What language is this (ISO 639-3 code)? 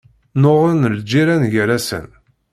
kab